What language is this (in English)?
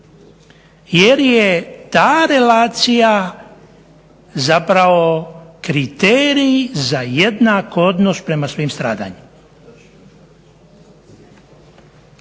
Croatian